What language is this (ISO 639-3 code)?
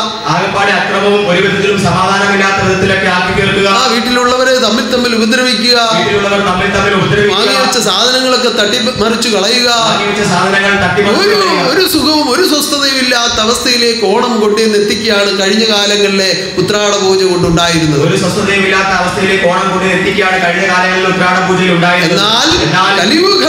ara